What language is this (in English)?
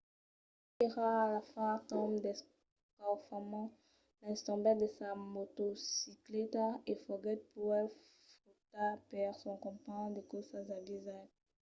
Occitan